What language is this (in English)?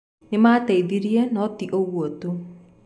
Kikuyu